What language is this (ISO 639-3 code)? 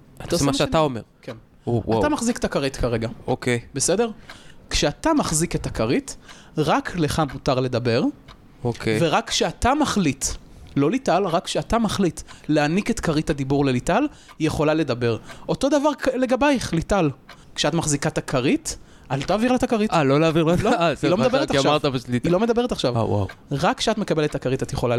heb